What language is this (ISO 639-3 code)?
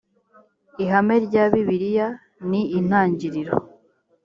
kin